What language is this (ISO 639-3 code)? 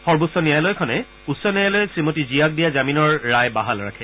asm